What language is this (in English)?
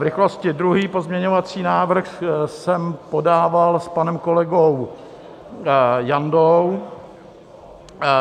Czech